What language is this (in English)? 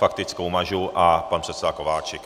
Czech